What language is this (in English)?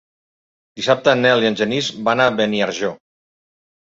Catalan